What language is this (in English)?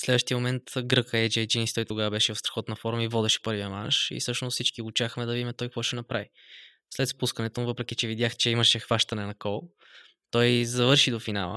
Bulgarian